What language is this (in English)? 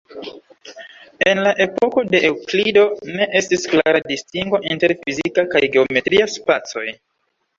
Esperanto